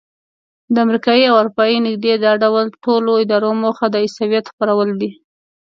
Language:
Pashto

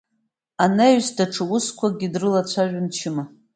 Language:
Abkhazian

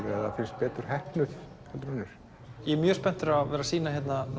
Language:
Icelandic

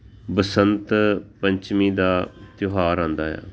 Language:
Punjabi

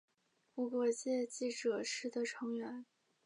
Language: Chinese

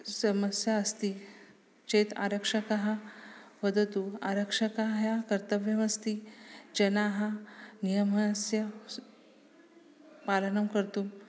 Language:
Sanskrit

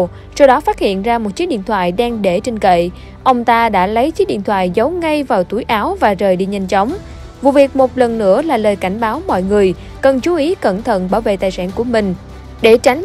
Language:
Vietnamese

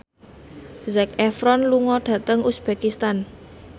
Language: Javanese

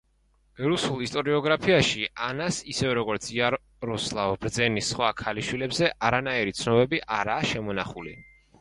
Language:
Georgian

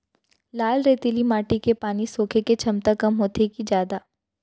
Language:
Chhattisgarhi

